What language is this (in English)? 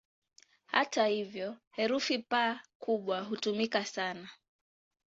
Swahili